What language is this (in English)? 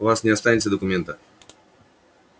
Russian